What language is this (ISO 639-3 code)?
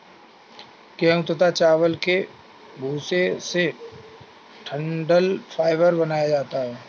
hin